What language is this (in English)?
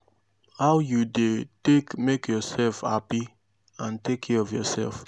Nigerian Pidgin